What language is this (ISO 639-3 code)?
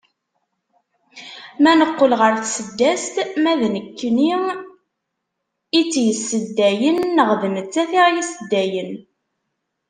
kab